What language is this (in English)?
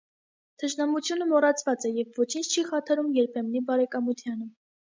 Armenian